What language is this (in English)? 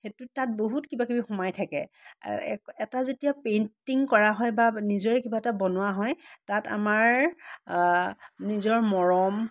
Assamese